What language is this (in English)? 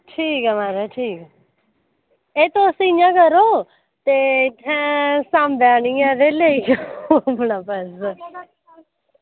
Dogri